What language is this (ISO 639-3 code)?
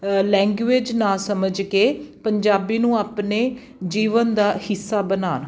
pan